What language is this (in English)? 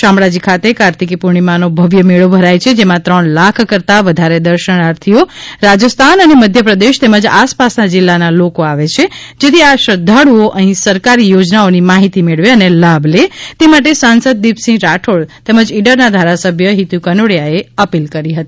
Gujarati